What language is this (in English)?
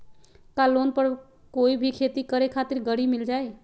Magahi